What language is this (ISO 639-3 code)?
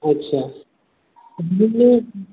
brx